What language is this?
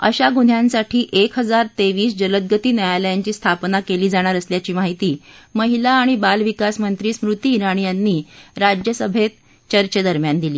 Marathi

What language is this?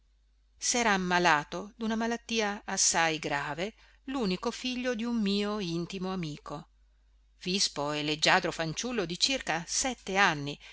Italian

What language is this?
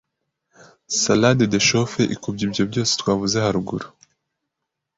Kinyarwanda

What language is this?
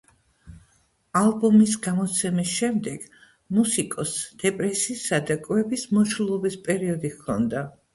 Georgian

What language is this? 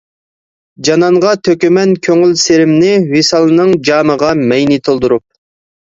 Uyghur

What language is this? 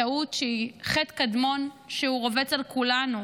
Hebrew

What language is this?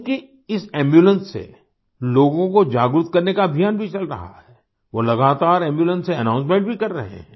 Hindi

